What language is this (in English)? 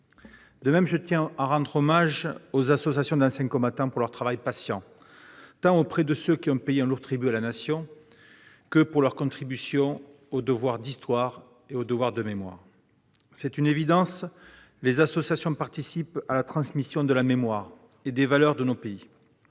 French